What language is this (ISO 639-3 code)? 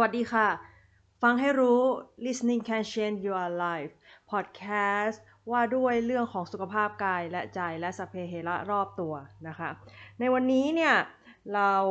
tha